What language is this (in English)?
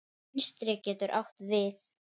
Icelandic